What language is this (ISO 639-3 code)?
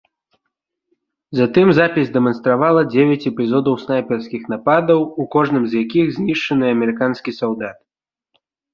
bel